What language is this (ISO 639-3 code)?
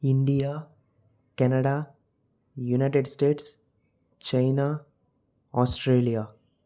tel